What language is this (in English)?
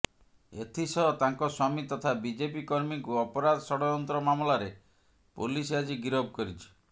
Odia